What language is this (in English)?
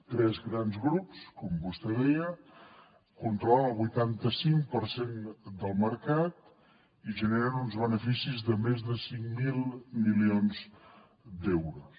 Catalan